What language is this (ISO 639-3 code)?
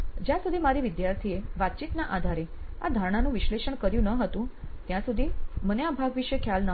guj